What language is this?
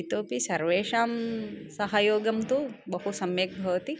Sanskrit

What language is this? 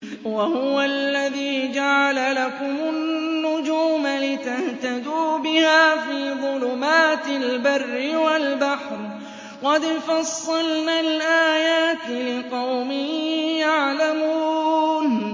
Arabic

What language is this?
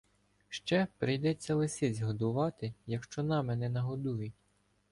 Ukrainian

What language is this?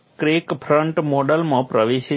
Gujarati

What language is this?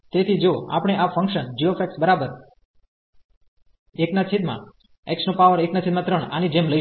Gujarati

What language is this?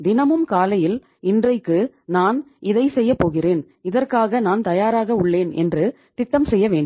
Tamil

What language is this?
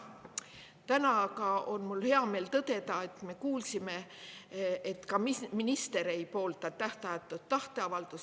Estonian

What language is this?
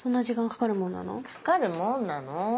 Japanese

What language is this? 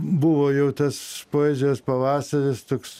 Lithuanian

